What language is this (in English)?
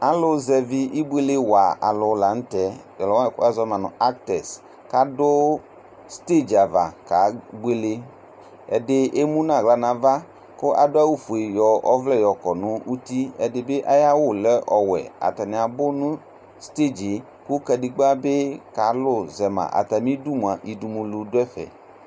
Ikposo